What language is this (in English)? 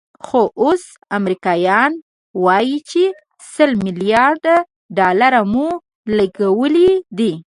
Pashto